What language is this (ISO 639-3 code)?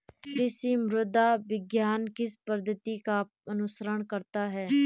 hin